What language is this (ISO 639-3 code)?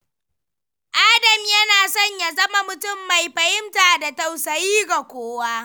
hau